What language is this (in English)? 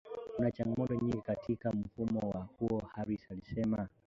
Swahili